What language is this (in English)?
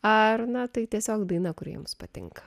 Lithuanian